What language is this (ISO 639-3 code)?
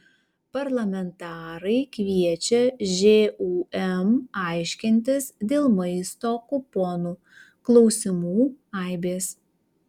lit